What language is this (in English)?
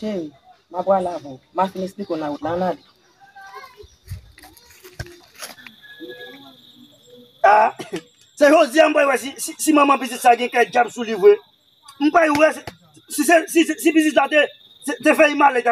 French